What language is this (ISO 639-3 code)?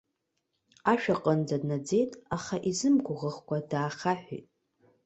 abk